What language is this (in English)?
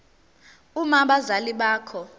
Zulu